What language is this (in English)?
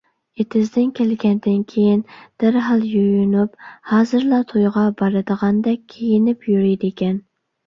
Uyghur